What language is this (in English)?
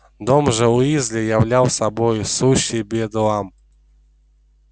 Russian